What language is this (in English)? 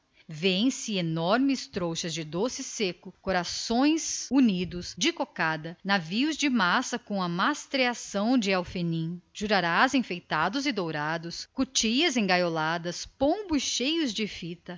Portuguese